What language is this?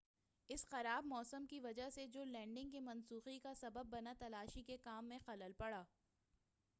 Urdu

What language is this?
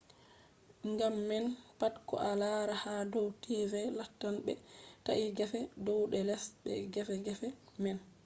Fula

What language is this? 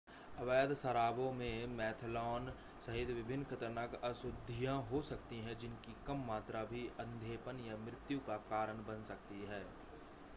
Hindi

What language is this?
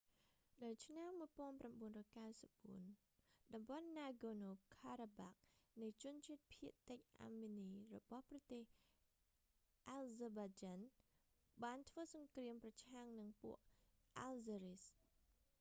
Khmer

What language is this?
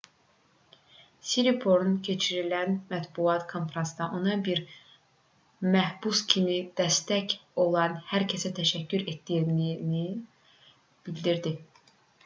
Azerbaijani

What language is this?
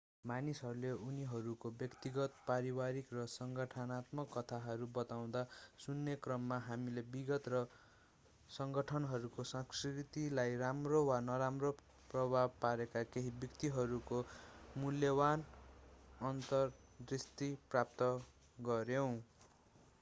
Nepali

